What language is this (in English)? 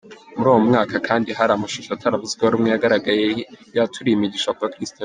Kinyarwanda